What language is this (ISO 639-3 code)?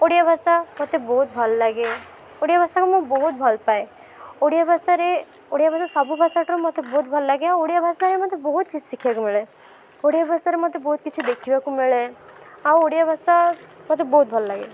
ori